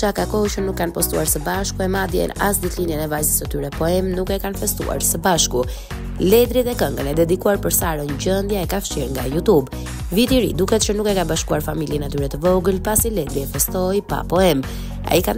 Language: Romanian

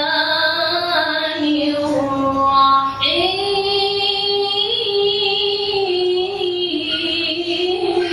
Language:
Arabic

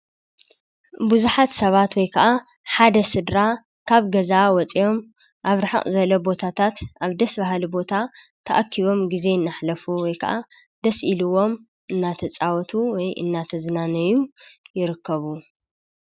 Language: Tigrinya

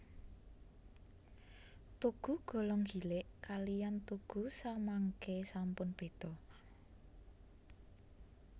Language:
Javanese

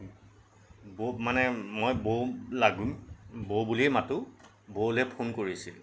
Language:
Assamese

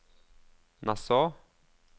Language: Norwegian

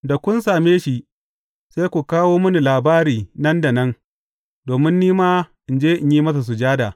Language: Hausa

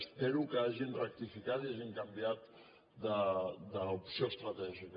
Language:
Catalan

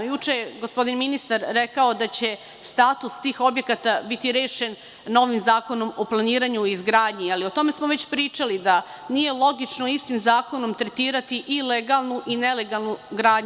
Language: Serbian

